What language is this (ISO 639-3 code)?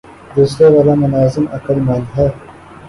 urd